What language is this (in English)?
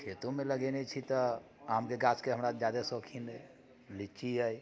Maithili